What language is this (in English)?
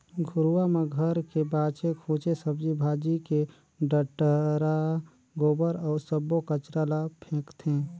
Chhattisgarhi